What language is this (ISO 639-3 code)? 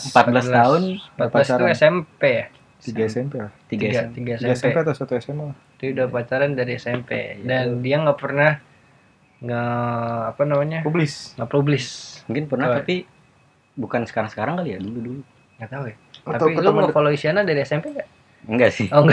ind